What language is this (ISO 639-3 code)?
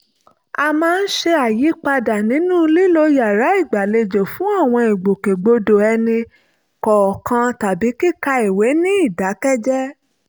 yor